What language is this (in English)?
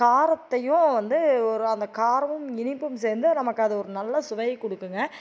Tamil